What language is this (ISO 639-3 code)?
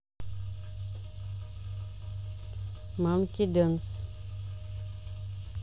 rus